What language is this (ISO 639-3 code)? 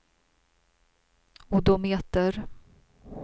swe